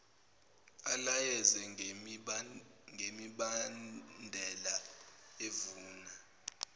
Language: Zulu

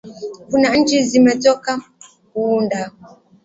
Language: Swahili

